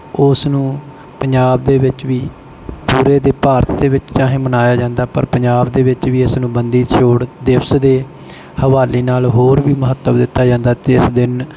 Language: Punjabi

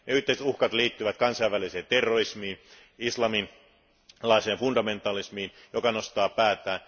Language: Finnish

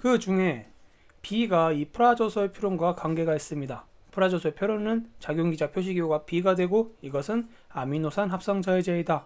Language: Korean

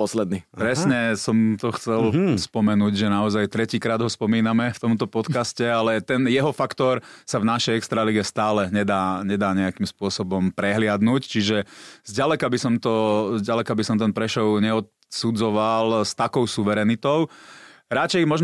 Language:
Slovak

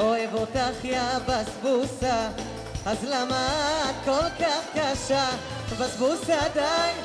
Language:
Hebrew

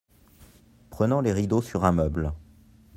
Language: French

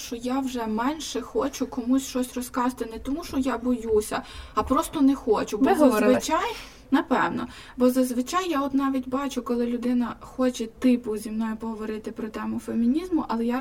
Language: Ukrainian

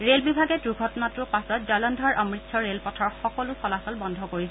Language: Assamese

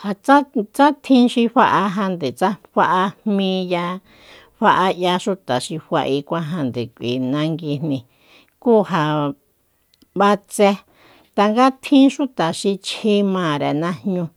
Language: Soyaltepec Mazatec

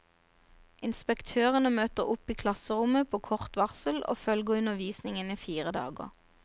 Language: Norwegian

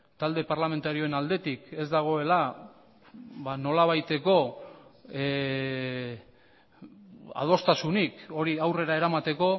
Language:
Basque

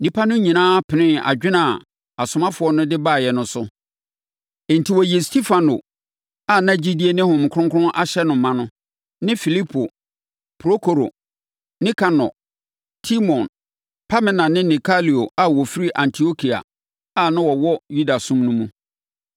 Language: Akan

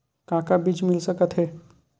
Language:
Chhattisgarhi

